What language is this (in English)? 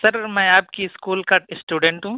Urdu